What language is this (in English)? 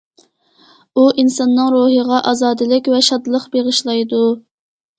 Uyghur